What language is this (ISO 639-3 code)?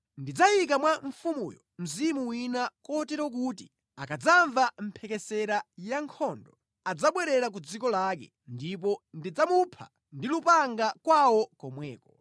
nya